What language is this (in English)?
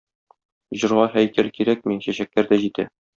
Tatar